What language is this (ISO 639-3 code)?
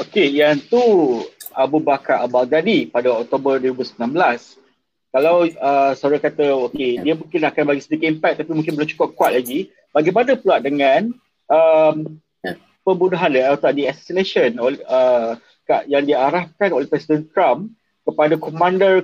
msa